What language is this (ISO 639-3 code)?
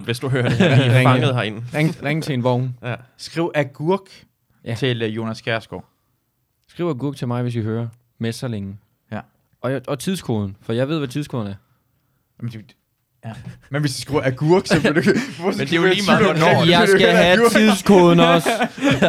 dan